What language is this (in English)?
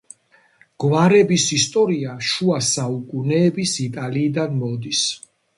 Georgian